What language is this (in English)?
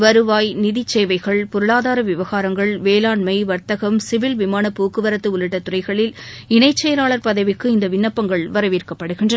Tamil